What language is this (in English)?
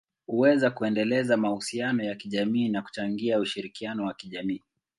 Swahili